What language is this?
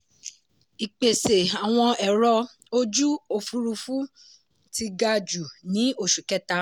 Yoruba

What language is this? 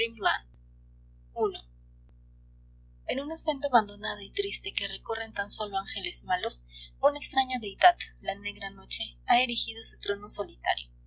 Spanish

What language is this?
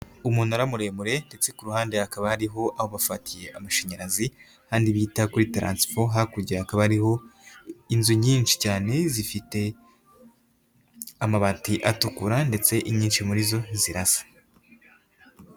Kinyarwanda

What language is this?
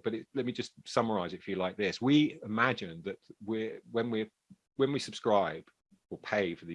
English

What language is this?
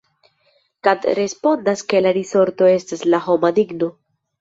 Esperanto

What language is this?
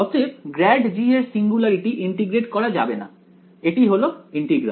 Bangla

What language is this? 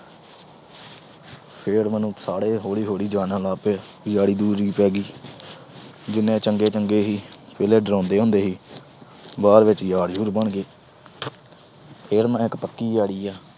Punjabi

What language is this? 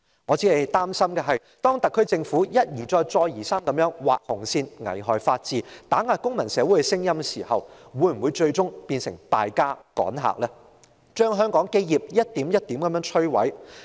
Cantonese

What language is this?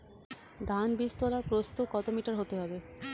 Bangla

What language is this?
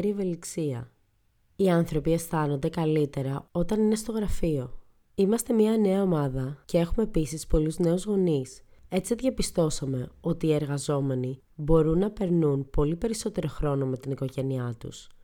Greek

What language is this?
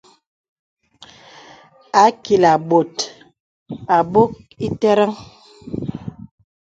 Bebele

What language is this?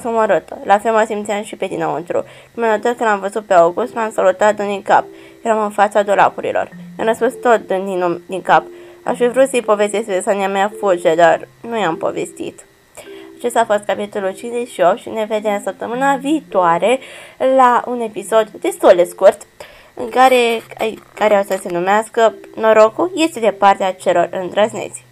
Romanian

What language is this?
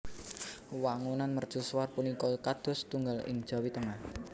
Javanese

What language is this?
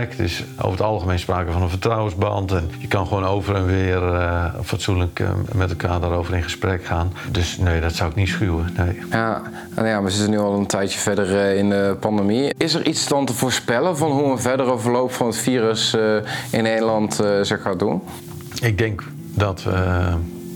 Dutch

